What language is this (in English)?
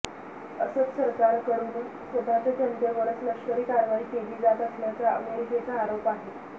Marathi